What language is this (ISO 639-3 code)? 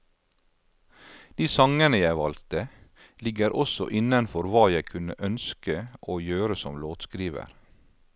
nor